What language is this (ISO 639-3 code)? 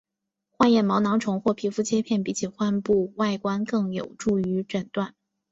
zho